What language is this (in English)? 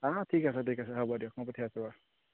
Assamese